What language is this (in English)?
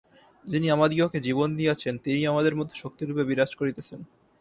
Bangla